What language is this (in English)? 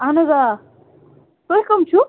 Kashmiri